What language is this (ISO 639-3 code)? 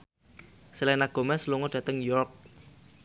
jav